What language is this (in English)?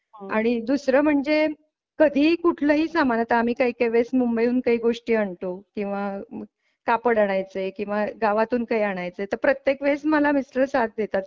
Marathi